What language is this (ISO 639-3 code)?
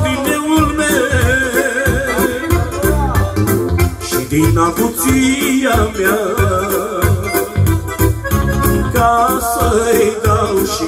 ara